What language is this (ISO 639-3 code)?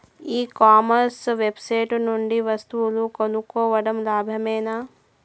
tel